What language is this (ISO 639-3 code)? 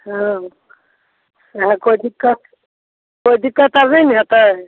mai